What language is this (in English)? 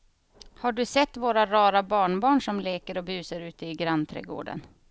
Swedish